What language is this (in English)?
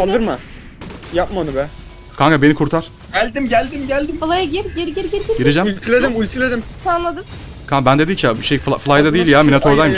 Turkish